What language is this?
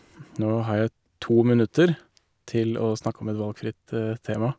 Norwegian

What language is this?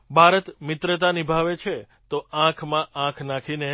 Gujarati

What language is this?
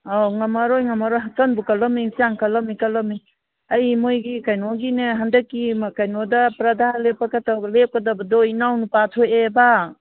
Manipuri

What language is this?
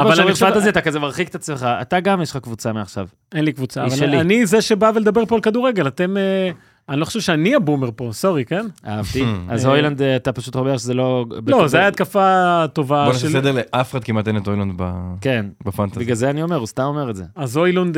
Hebrew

